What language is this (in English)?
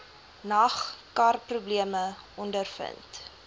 Afrikaans